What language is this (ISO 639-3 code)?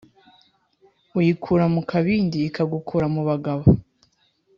kin